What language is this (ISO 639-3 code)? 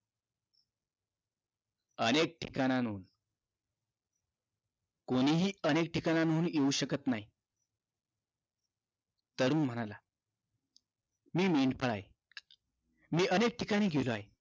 mar